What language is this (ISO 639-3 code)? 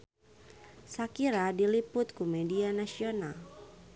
sun